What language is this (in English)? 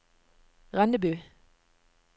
Norwegian